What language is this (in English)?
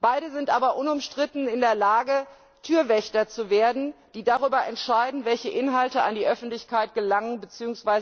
German